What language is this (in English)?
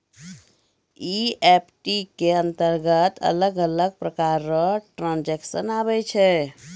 Maithili